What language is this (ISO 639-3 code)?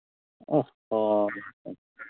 sat